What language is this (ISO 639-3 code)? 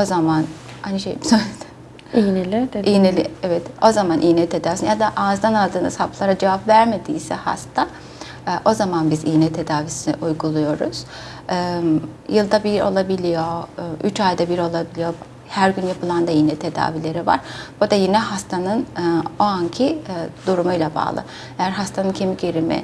tur